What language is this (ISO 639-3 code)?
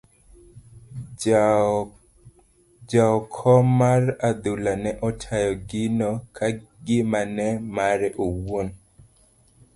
luo